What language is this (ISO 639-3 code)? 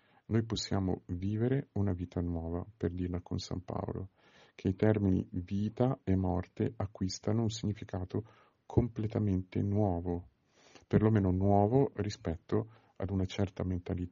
ita